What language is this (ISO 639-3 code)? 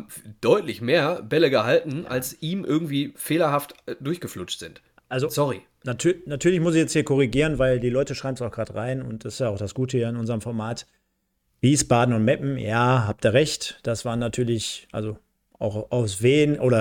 deu